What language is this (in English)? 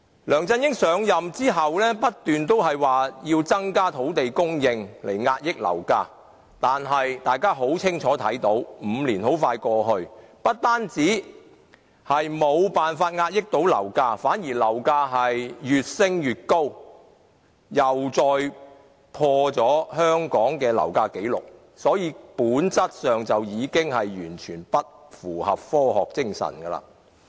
Cantonese